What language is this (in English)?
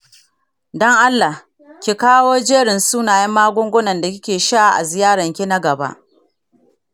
Hausa